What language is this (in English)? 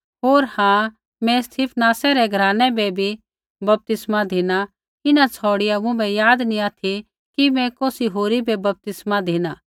Kullu Pahari